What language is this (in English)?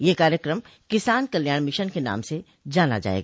Hindi